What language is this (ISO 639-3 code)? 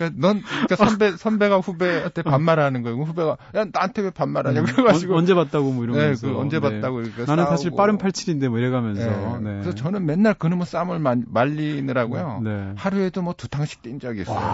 kor